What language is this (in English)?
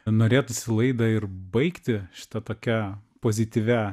Lithuanian